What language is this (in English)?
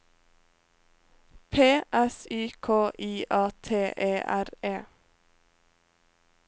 Norwegian